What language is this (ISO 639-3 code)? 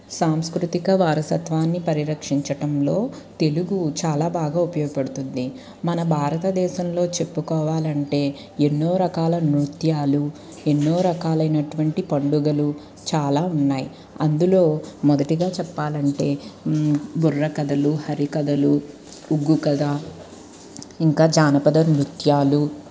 tel